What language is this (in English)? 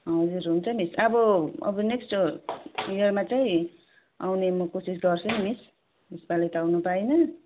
Nepali